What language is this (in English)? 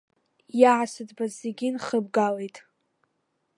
Abkhazian